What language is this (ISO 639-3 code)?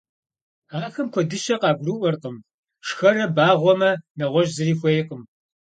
kbd